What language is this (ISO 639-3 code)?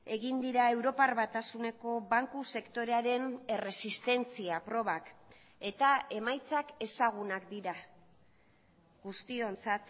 eus